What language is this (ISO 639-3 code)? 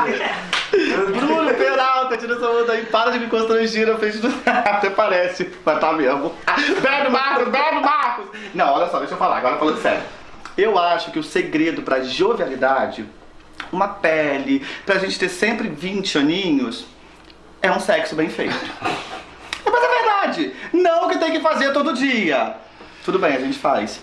por